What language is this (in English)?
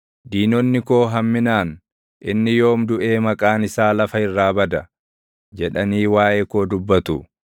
Oromo